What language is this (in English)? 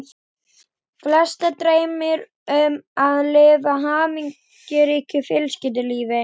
Icelandic